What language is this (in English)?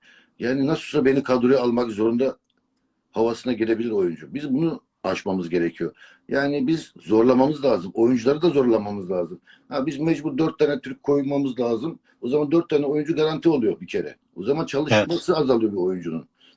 Turkish